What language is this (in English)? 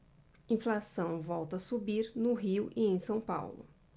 Portuguese